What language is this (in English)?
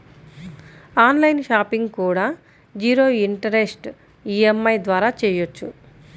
Telugu